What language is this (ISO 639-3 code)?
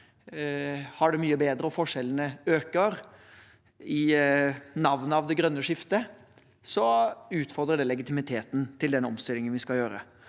nor